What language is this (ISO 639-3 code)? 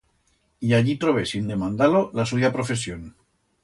arg